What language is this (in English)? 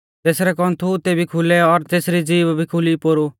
Mahasu Pahari